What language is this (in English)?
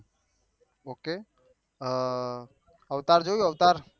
Gujarati